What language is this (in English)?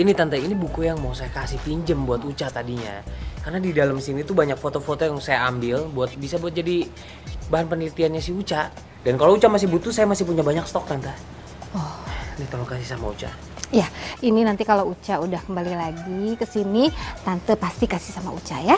Indonesian